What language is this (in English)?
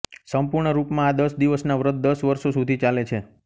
Gujarati